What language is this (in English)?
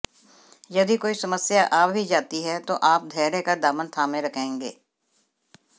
Hindi